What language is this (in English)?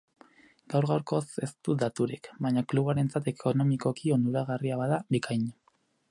Basque